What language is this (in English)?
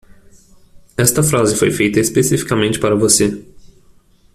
Portuguese